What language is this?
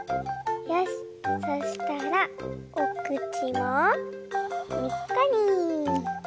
Japanese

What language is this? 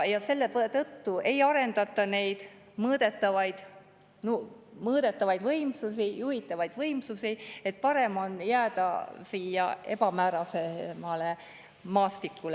Estonian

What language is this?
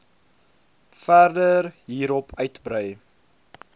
Afrikaans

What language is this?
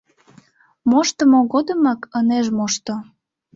Mari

